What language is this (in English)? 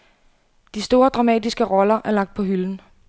Danish